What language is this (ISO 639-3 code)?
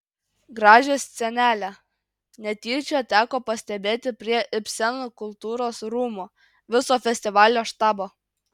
lit